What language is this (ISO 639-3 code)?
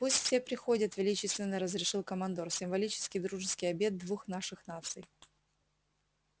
rus